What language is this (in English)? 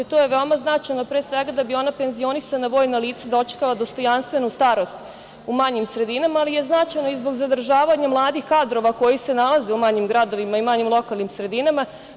Serbian